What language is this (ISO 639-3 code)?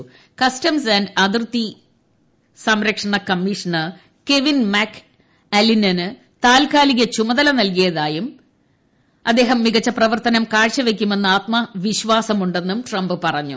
mal